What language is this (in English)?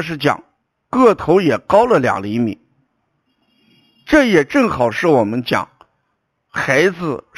Chinese